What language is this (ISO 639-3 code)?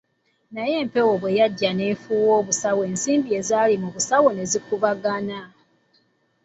lug